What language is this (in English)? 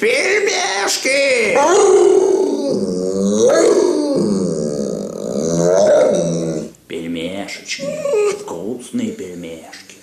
Russian